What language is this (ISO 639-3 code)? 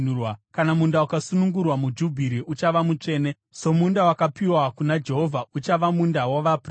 sna